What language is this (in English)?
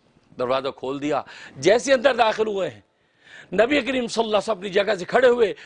Urdu